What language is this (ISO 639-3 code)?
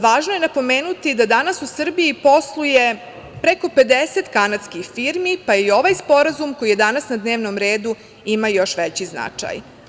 srp